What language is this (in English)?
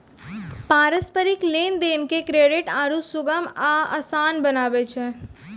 Maithili